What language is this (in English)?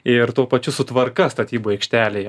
Lithuanian